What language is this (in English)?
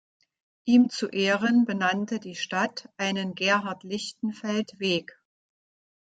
German